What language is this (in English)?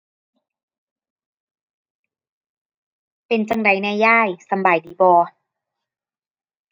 Thai